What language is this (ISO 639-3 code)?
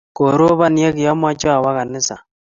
kln